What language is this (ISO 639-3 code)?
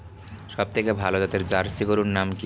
ben